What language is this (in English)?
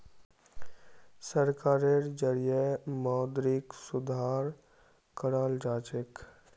Magahi